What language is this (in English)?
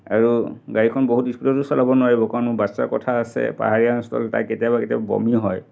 Assamese